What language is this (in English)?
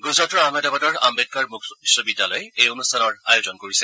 Assamese